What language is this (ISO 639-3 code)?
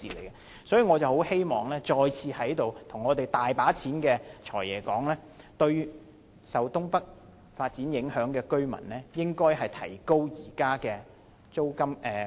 yue